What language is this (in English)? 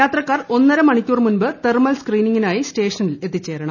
Malayalam